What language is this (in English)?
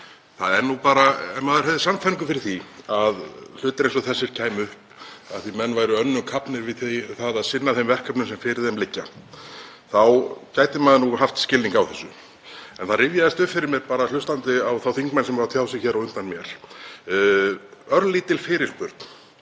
Icelandic